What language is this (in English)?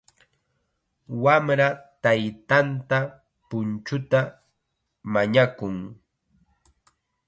Chiquián Ancash Quechua